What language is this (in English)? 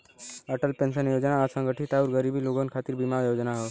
Bhojpuri